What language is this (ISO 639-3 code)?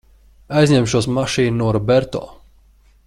lav